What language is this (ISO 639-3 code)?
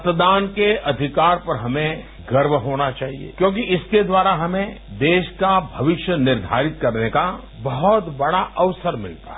hin